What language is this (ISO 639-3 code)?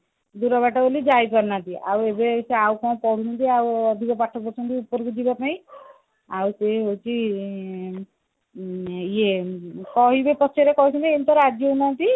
ori